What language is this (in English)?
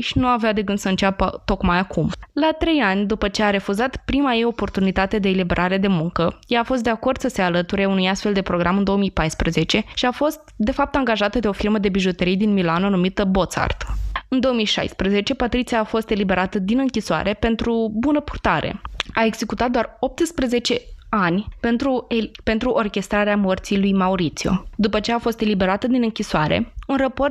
Romanian